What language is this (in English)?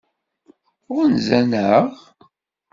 Kabyle